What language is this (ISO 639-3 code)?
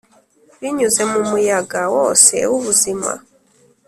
kin